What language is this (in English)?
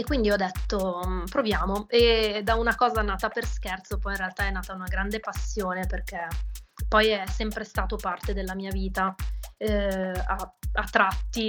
Italian